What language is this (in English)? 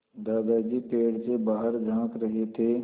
Hindi